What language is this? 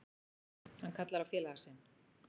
Icelandic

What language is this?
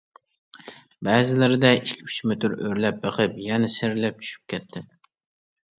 Uyghur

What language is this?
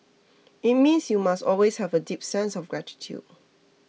English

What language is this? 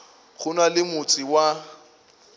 Northern Sotho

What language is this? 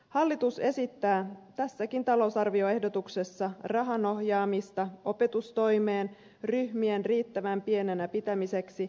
Finnish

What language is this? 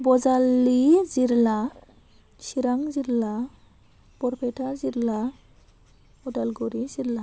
Bodo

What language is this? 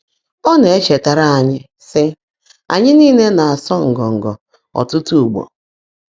Igbo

